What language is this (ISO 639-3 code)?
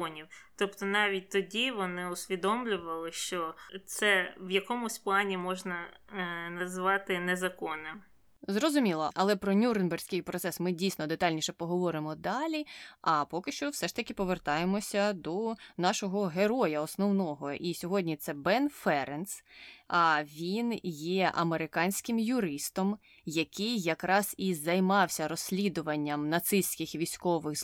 ukr